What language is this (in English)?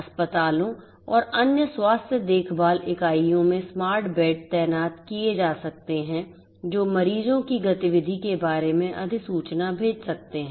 Hindi